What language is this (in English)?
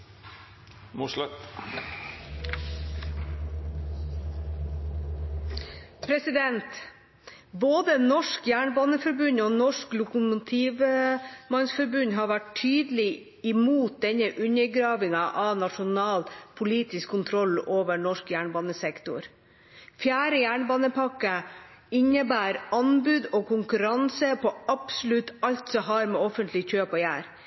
Norwegian